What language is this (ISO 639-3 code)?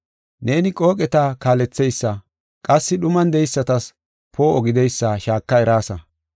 gof